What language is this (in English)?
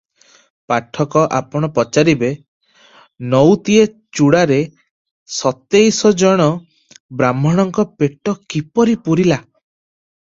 Odia